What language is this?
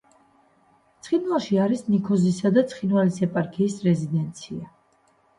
Georgian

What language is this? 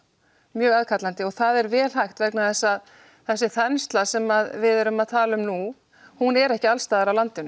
Icelandic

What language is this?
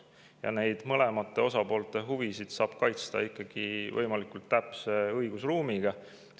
Estonian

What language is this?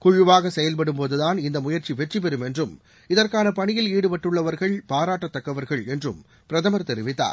Tamil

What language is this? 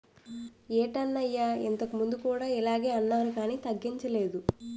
Telugu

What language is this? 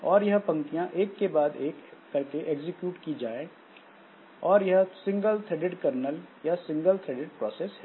Hindi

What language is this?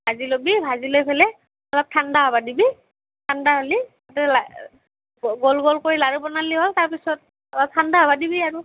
Assamese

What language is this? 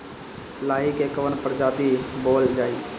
Bhojpuri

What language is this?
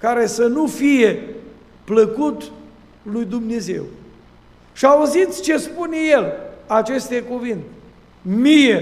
Romanian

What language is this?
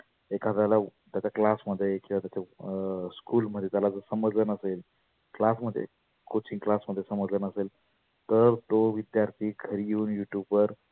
Marathi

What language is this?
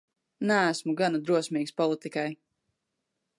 Latvian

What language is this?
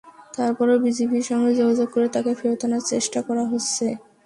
Bangla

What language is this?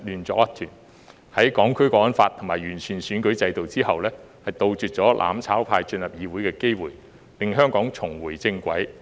Cantonese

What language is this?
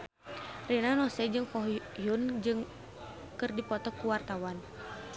Sundanese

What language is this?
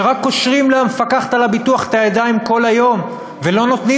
Hebrew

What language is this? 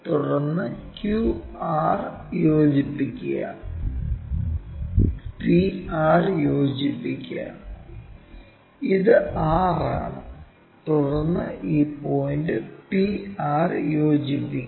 Malayalam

